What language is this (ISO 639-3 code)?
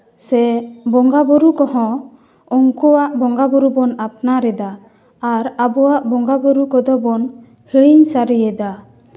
sat